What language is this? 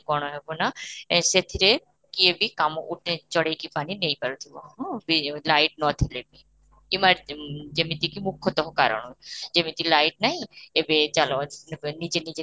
Odia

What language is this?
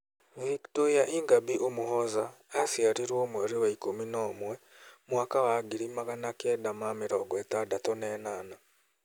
Kikuyu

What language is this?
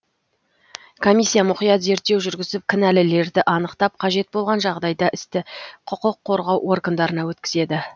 Kazakh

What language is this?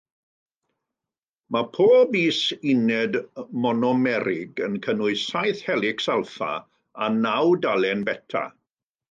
Welsh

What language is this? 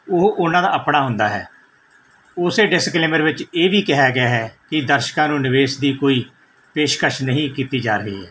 Punjabi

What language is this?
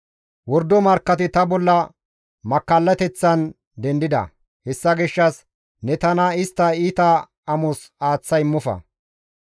Gamo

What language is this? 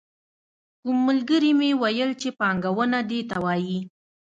Pashto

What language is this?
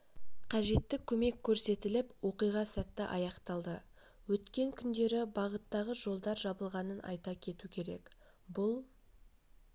Kazakh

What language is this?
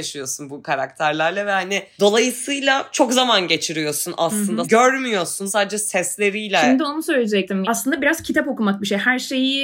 Turkish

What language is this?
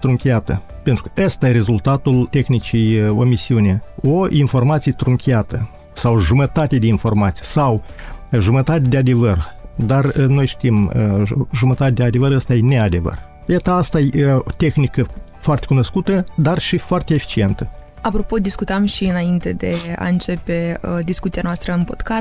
Romanian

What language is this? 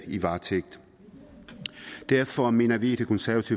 Danish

